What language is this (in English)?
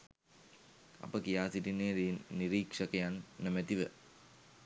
Sinhala